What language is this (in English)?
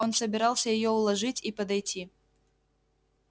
Russian